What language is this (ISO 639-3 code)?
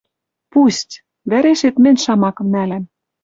mrj